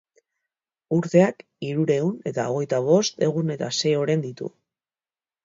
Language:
Basque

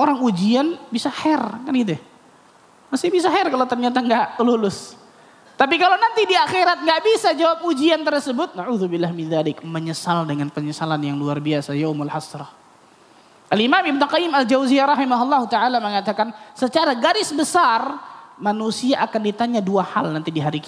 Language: Indonesian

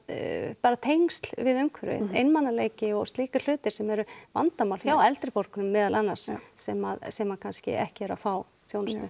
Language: Icelandic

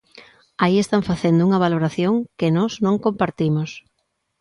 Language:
Galician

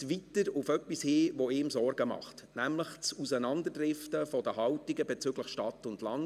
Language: Swiss German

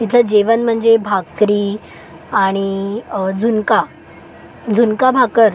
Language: Marathi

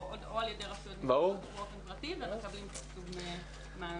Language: Hebrew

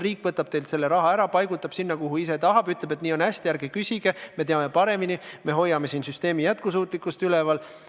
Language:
Estonian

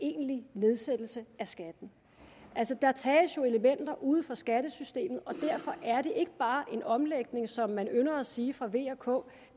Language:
Danish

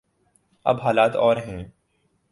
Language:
Urdu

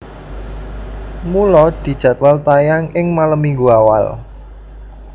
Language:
Javanese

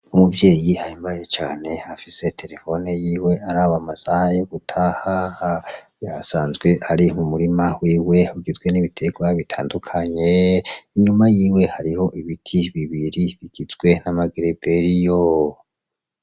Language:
Rundi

